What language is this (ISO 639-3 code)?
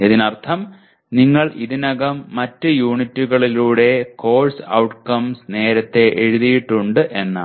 mal